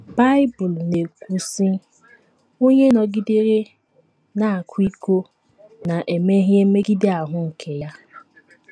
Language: Igbo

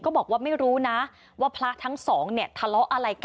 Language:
Thai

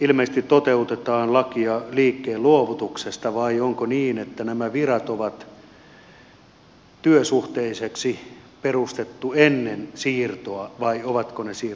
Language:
Finnish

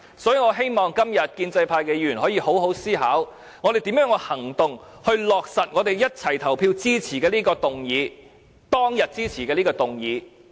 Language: Cantonese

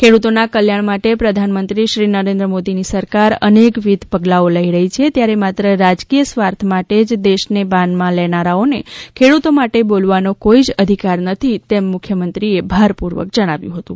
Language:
Gujarati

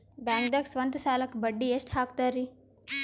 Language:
Kannada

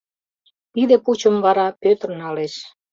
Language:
Mari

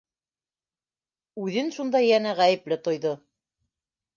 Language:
Bashkir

